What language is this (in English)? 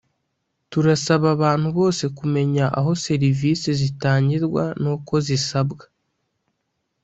Kinyarwanda